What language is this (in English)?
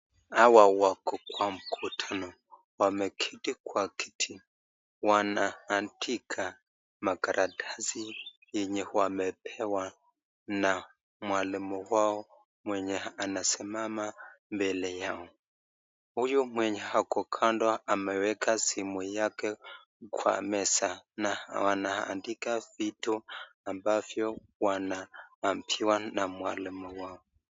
Swahili